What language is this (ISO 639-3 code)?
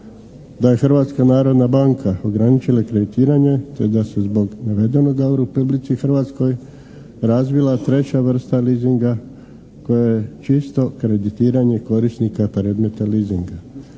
hrv